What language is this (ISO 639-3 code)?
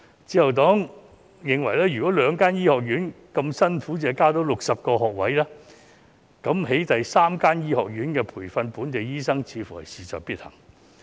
yue